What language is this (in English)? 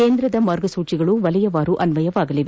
Kannada